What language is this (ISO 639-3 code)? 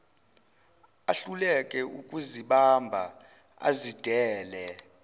zul